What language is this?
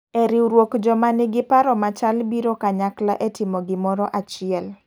Luo (Kenya and Tanzania)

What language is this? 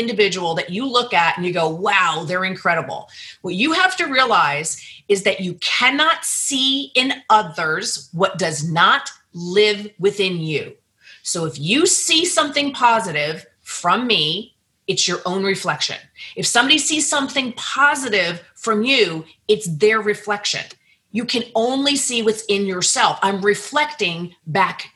English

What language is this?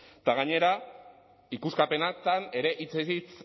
Basque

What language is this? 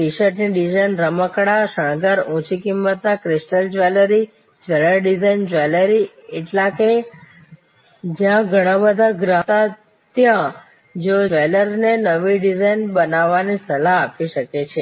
Gujarati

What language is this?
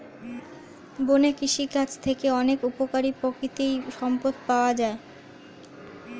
Bangla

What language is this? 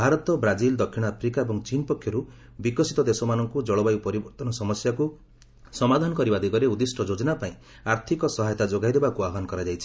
Odia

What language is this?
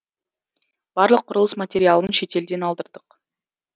Kazakh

